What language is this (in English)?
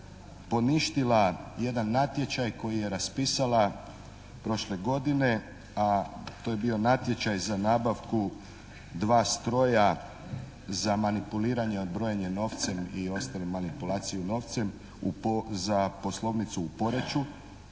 Croatian